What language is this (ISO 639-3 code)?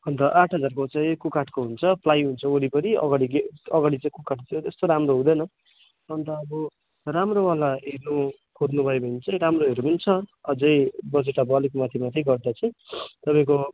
nep